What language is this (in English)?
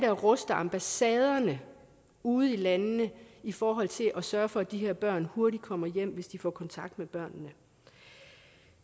Danish